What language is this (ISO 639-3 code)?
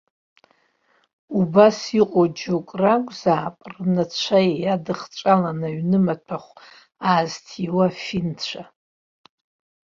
abk